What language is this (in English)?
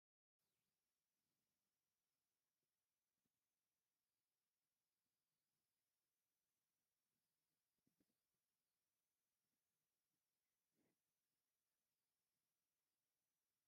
Tigrinya